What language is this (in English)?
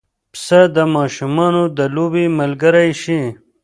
Pashto